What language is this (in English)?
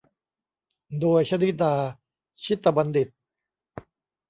Thai